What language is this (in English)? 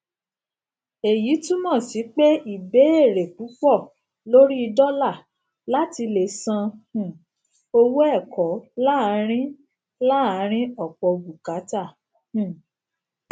Yoruba